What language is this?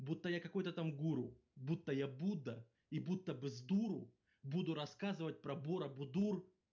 Russian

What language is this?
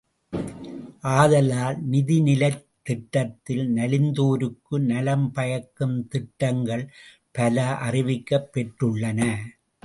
Tamil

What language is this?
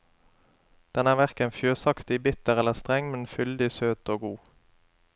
Norwegian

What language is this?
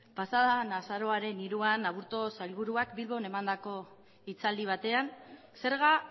Basque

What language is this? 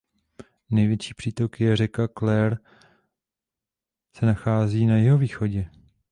Czech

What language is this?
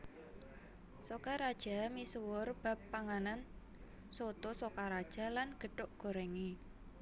Javanese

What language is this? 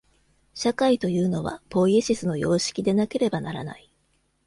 Japanese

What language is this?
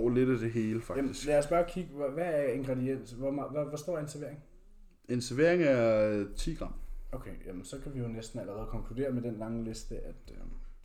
Danish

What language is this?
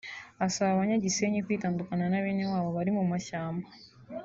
Kinyarwanda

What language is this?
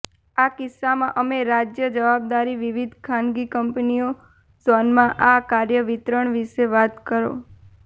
Gujarati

